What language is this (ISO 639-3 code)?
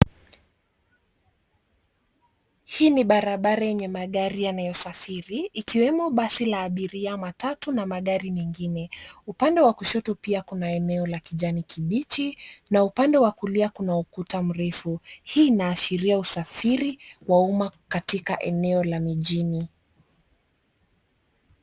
swa